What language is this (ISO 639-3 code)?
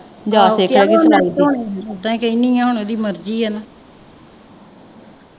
pan